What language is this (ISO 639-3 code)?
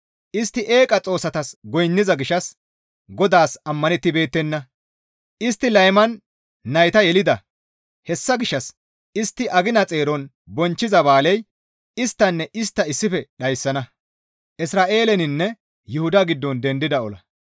gmv